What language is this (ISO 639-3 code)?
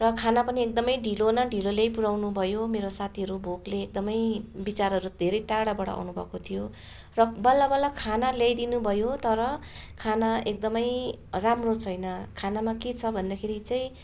nep